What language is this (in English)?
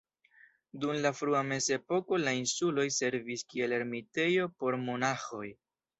Esperanto